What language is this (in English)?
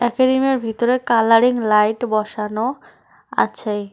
Bangla